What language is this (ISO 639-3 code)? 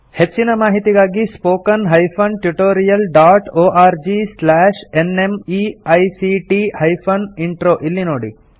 kan